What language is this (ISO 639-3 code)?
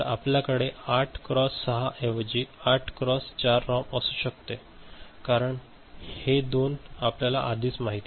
mar